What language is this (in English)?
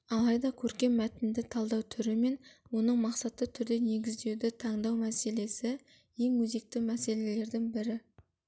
Kazakh